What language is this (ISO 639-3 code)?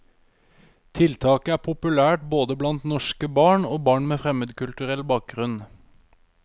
nor